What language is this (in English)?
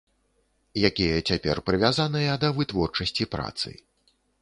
Belarusian